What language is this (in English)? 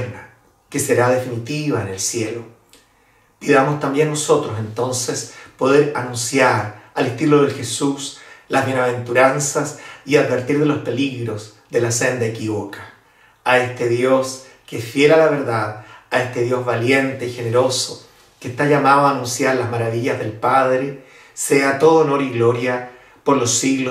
Spanish